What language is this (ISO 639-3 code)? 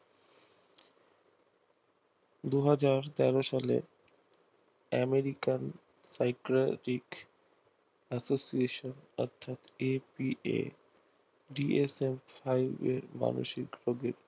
ben